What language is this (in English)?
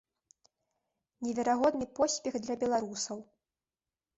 Belarusian